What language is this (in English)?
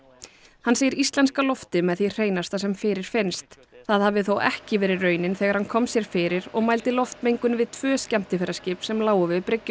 Icelandic